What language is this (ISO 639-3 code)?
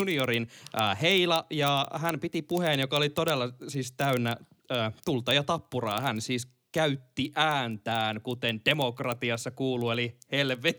fin